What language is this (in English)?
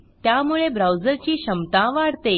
Marathi